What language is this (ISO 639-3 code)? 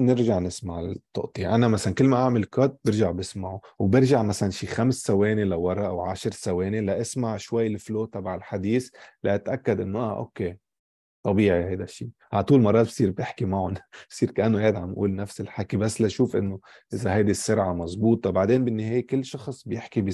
ara